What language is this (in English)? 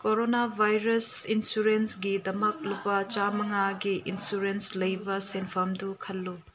Manipuri